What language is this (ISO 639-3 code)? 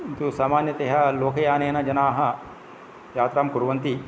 san